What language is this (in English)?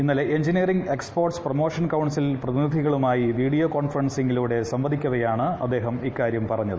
Malayalam